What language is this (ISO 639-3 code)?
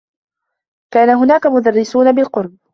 ara